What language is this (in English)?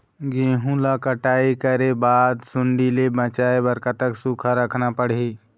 Chhattisgarhi